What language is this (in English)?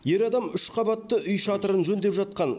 Kazakh